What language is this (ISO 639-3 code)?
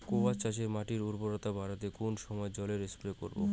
ben